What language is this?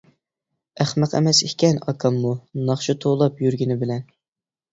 Uyghur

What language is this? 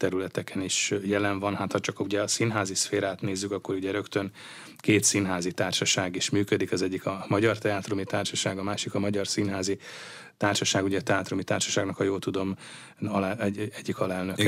Hungarian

